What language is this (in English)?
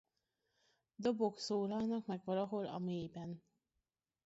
Hungarian